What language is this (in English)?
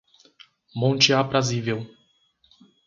Portuguese